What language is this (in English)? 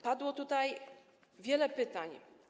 Polish